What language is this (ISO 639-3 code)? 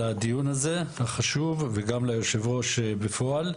heb